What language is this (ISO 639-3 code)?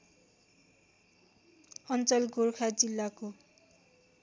nep